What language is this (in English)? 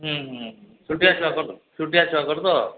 Odia